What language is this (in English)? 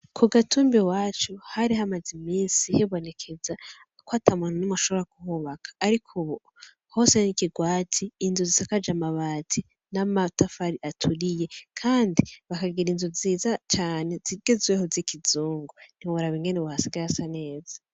Rundi